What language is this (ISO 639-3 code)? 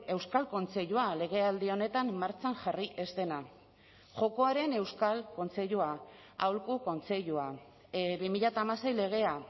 eus